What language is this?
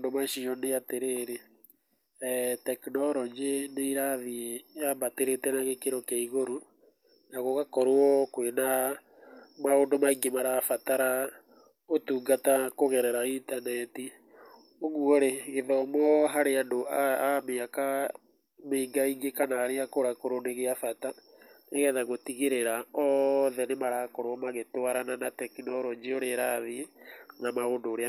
Kikuyu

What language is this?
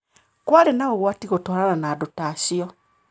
Kikuyu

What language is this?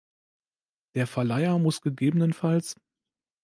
German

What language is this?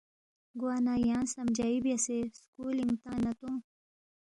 Balti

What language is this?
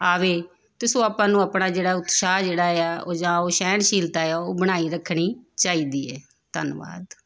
Punjabi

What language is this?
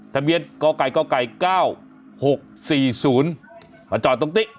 Thai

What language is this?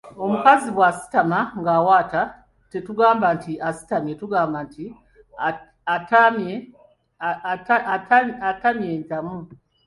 Ganda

